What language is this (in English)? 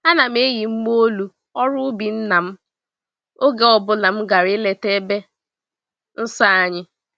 Igbo